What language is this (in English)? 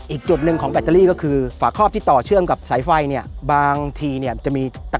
Thai